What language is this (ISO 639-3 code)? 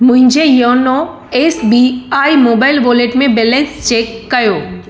snd